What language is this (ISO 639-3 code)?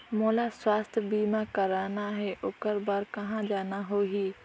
hne